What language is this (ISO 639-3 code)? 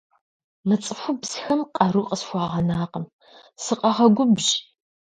kbd